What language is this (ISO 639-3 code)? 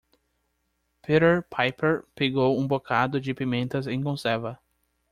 por